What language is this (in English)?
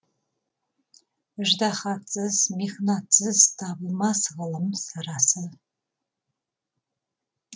Kazakh